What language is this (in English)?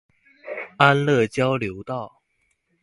Chinese